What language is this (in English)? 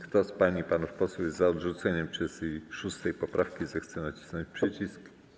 Polish